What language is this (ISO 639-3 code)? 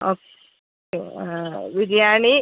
mal